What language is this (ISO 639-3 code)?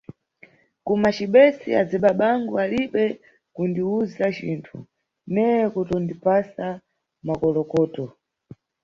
nyu